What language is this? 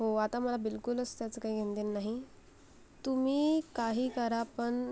Marathi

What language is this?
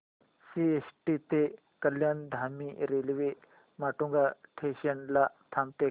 Marathi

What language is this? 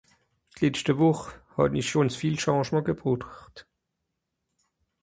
Swiss German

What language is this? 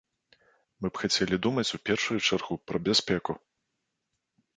Belarusian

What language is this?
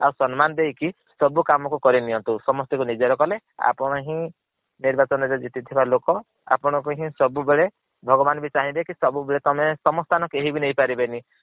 Odia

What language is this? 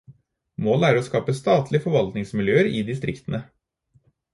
Norwegian Bokmål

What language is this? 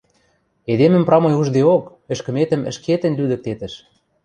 Western Mari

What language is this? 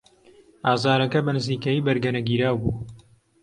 Central Kurdish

